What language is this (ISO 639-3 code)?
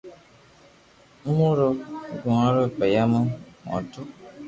lrk